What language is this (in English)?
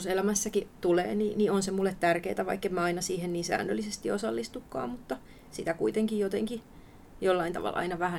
Finnish